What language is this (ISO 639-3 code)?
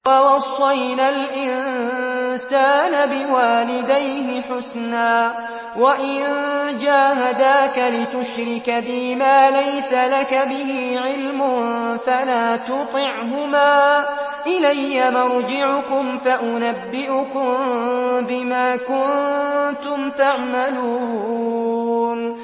ara